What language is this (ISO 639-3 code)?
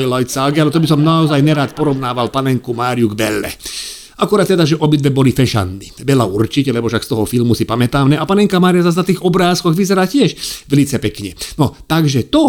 slk